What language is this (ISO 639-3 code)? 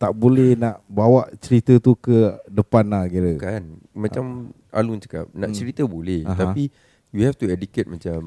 msa